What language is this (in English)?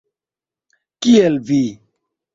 Esperanto